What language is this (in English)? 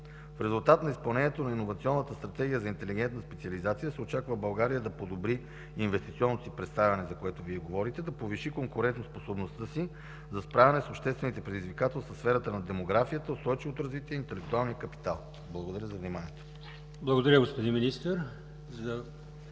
Bulgarian